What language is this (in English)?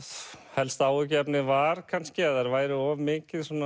Icelandic